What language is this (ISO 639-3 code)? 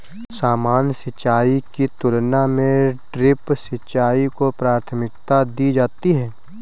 hin